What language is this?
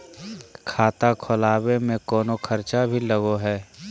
Magahi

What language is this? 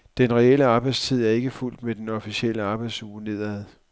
Danish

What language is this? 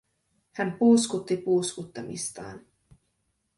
Finnish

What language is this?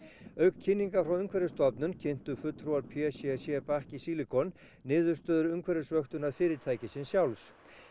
Icelandic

